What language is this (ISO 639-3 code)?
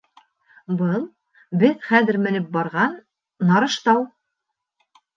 bak